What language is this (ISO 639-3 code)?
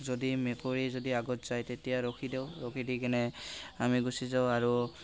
asm